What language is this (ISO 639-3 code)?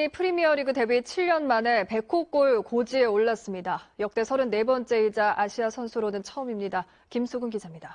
kor